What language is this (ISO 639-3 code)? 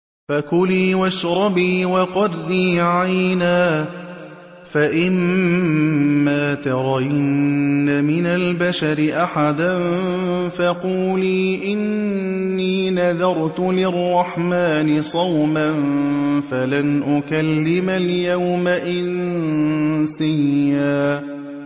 ara